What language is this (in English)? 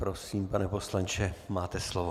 Czech